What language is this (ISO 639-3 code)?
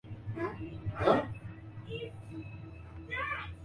swa